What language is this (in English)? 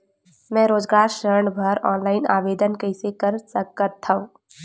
Chhattisgarhi